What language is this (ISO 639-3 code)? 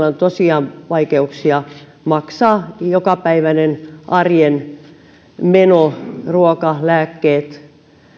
fin